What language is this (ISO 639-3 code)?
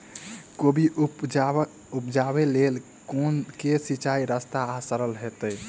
mai